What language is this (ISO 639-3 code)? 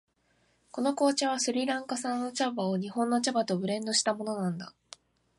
jpn